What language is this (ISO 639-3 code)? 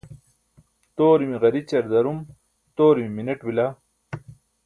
bsk